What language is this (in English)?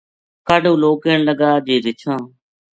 Gujari